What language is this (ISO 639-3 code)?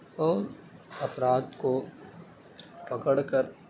urd